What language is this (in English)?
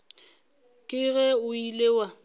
Northern Sotho